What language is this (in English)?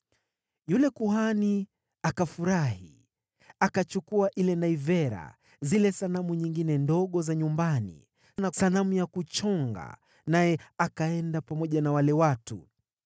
Swahili